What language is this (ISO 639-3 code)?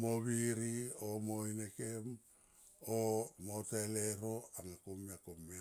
tqp